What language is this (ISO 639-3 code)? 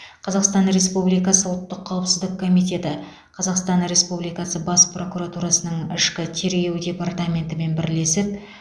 kaz